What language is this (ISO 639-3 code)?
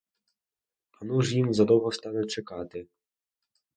ukr